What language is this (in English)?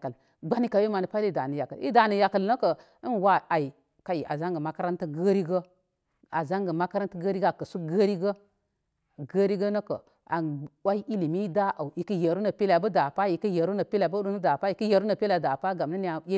Koma